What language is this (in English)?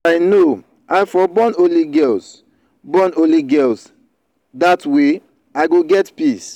Nigerian Pidgin